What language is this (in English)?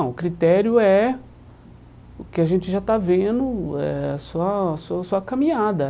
Portuguese